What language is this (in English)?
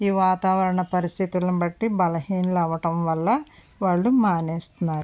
Telugu